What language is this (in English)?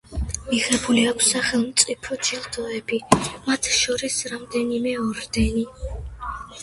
Georgian